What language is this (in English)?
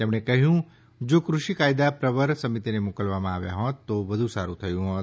Gujarati